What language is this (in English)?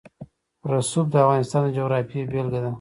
Pashto